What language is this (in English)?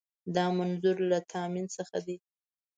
Pashto